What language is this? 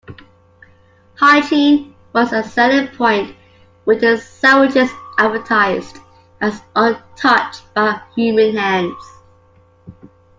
English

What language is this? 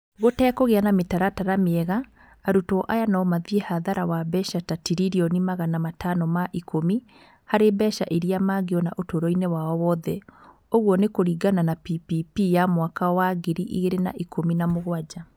Kikuyu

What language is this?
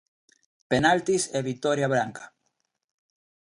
Galician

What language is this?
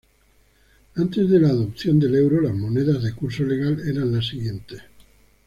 Spanish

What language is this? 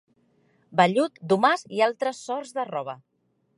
Catalan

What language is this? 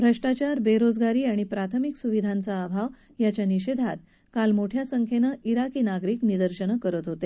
Marathi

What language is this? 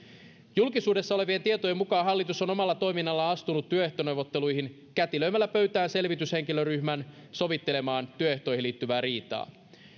Finnish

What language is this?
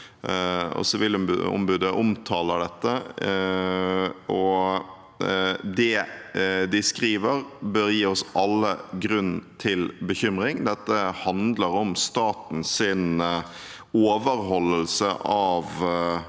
Norwegian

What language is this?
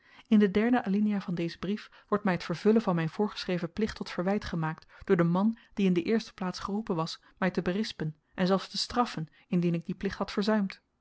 Dutch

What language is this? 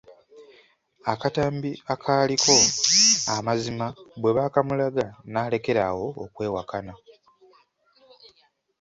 Ganda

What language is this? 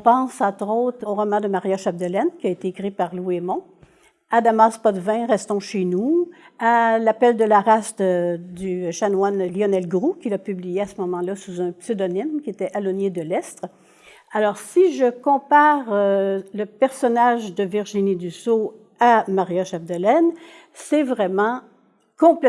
French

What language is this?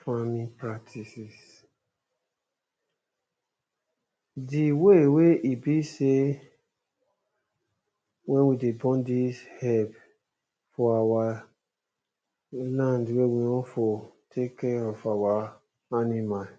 Nigerian Pidgin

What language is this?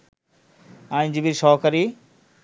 Bangla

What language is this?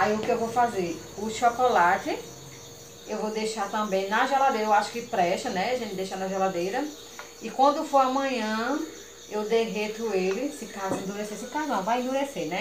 Portuguese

